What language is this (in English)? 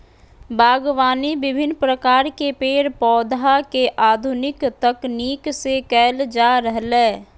Magahi